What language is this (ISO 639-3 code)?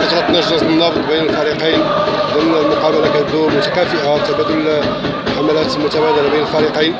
ara